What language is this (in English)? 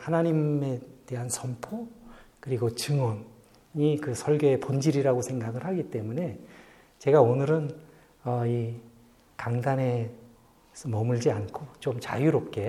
Korean